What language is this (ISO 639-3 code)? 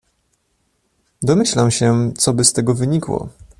pol